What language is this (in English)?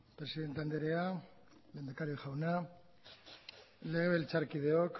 Basque